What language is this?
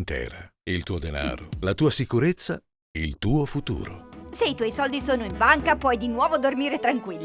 Italian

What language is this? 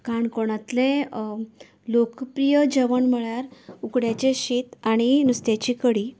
Konkani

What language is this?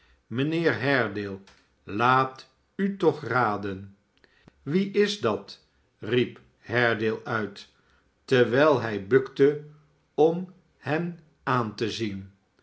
Dutch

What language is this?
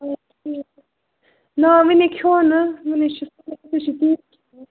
Kashmiri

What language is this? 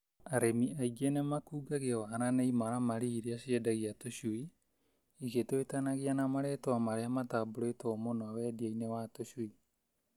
Kikuyu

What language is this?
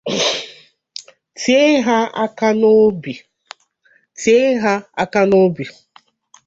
Igbo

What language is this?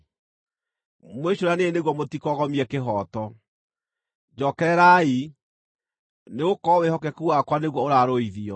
Kikuyu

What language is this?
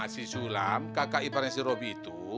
Indonesian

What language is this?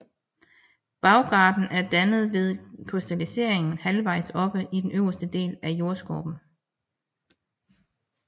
Danish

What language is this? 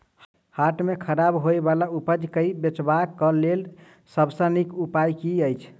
Maithili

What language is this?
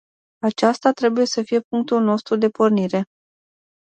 Romanian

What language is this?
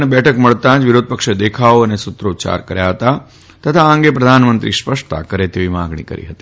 Gujarati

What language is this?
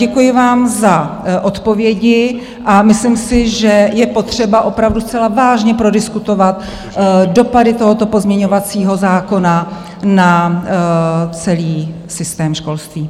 Czech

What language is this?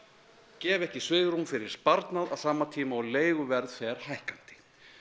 Icelandic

